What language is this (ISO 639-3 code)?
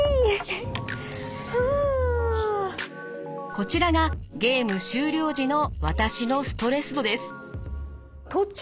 jpn